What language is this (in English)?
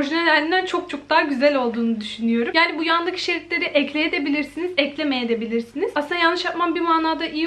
Turkish